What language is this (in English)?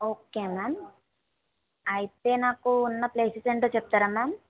Telugu